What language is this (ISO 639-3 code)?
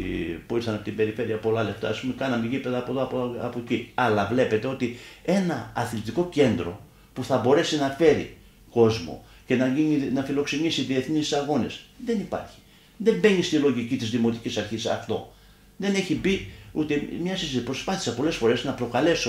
ell